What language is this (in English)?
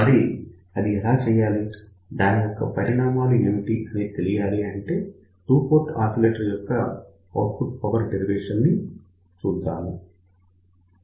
Telugu